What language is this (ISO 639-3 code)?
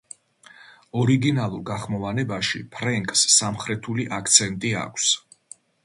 kat